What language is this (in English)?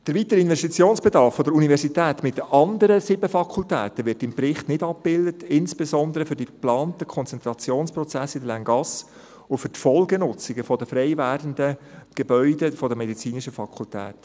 Swiss German